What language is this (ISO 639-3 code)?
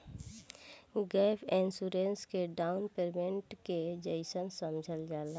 bho